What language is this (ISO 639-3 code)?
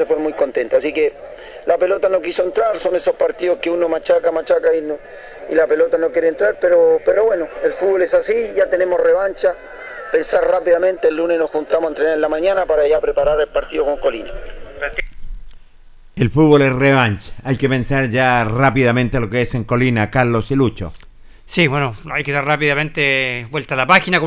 spa